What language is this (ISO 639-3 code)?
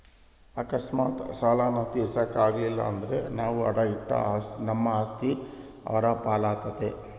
kan